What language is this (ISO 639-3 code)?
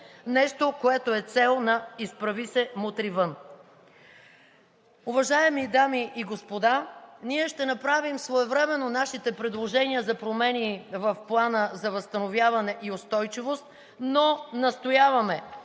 bul